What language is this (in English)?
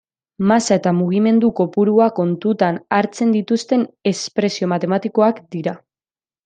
Basque